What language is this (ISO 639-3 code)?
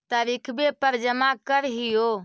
mag